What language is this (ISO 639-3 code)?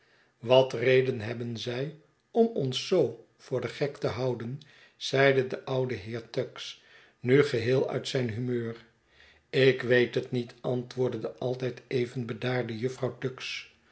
nld